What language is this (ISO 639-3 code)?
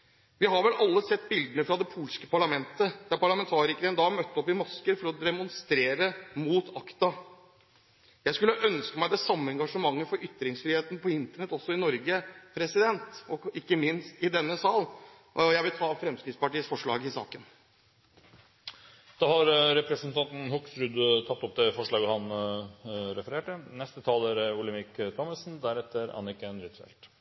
nor